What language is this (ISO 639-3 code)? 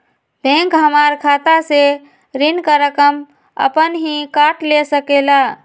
mag